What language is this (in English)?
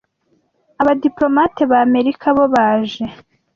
Kinyarwanda